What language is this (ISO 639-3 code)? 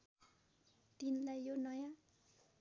nep